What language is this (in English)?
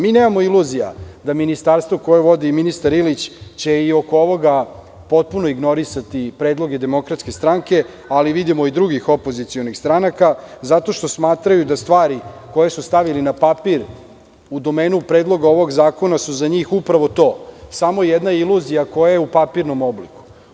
Serbian